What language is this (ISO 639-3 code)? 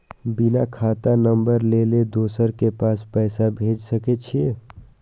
mai